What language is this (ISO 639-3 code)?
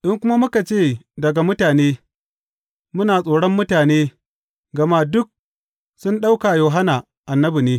hau